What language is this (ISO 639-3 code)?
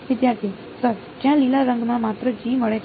guj